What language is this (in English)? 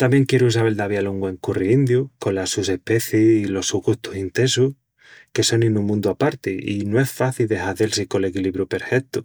Extremaduran